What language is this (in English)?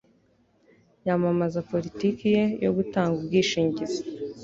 Kinyarwanda